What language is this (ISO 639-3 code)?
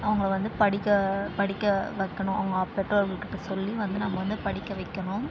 tam